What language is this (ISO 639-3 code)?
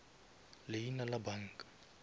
nso